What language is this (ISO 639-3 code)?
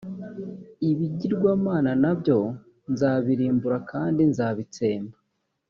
kin